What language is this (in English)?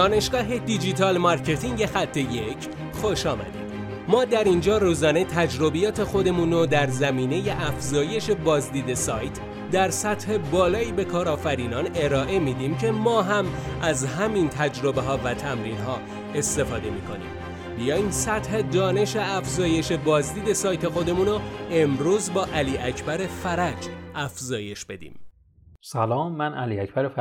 Persian